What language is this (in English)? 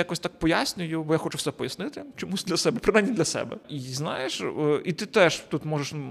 Ukrainian